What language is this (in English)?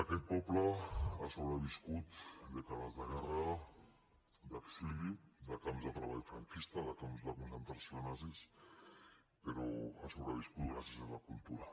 Catalan